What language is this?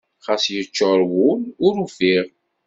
Kabyle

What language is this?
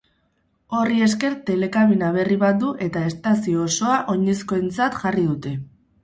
Basque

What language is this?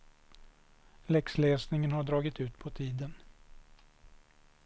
Swedish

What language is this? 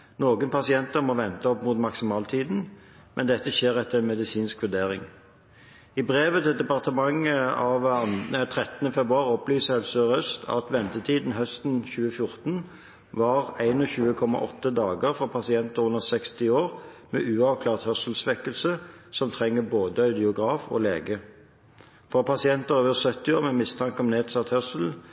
Norwegian Bokmål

